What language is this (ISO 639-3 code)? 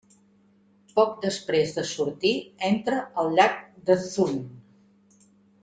cat